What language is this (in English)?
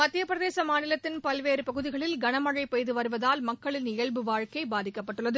Tamil